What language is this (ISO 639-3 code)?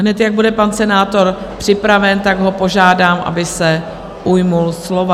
ces